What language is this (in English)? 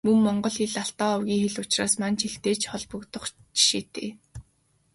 Mongolian